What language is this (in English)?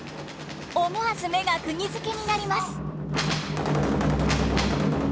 Japanese